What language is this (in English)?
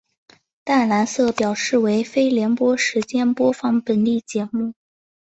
Chinese